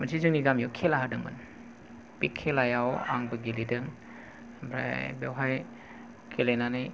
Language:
Bodo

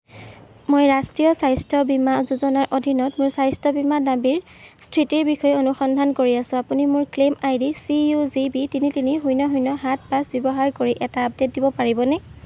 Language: Assamese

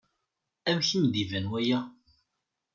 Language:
Kabyle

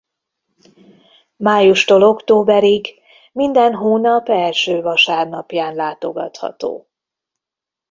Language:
Hungarian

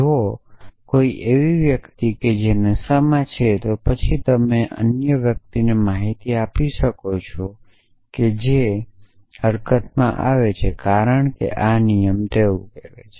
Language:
Gujarati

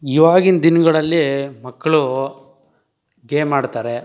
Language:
Kannada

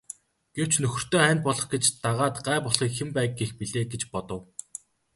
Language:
Mongolian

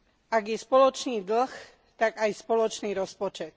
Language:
Slovak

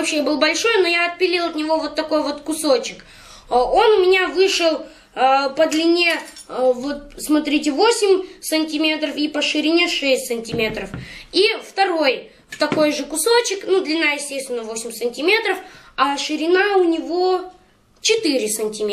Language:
Russian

